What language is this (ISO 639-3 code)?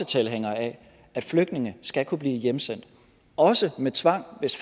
dan